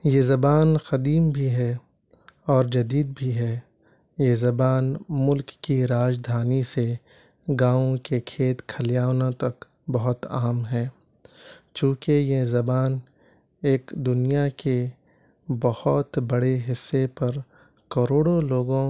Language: Urdu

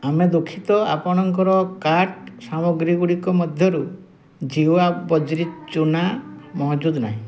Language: Odia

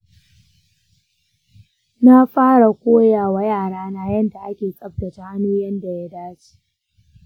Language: Hausa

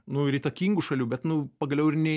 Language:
Lithuanian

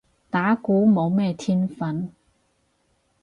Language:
Cantonese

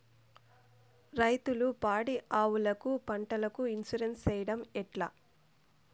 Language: Telugu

